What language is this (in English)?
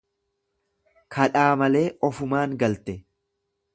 Oromo